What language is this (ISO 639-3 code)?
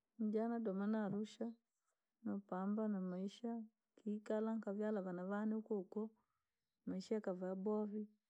lag